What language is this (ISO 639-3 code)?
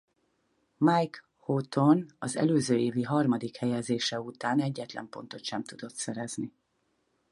hun